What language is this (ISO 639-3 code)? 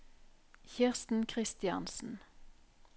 nor